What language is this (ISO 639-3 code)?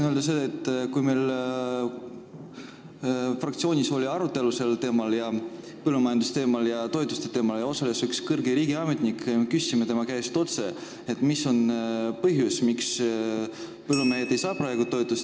est